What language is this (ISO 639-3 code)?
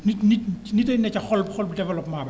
wol